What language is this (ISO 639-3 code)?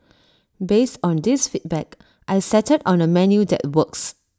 eng